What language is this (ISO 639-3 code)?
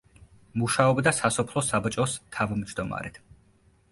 kat